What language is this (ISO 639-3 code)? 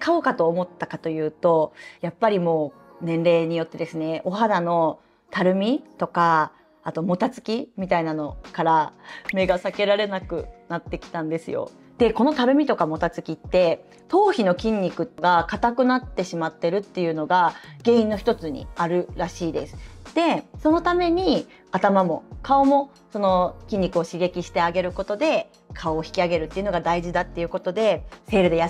jpn